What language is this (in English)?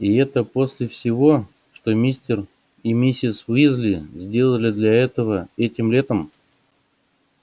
Russian